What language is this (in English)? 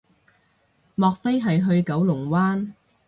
Cantonese